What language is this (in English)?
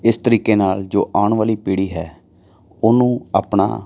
Punjabi